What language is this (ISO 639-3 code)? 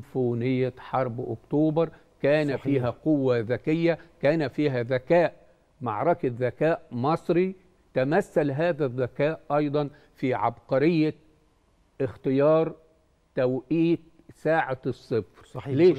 ara